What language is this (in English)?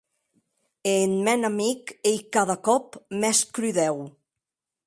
Occitan